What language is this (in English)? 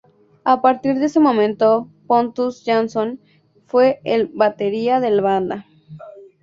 Spanish